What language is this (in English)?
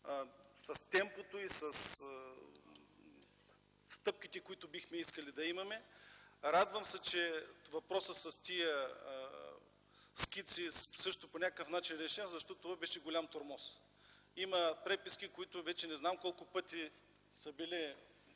Bulgarian